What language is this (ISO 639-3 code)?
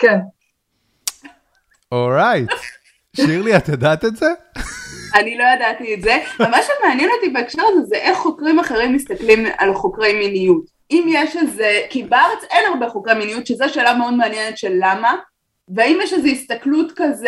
heb